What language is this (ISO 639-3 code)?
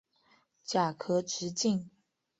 zho